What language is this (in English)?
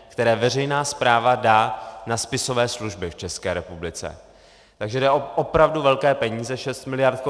Czech